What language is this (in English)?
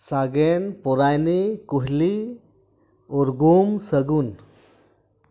Santali